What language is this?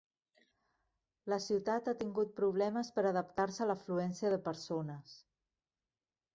Catalan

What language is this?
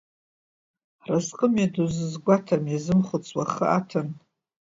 Abkhazian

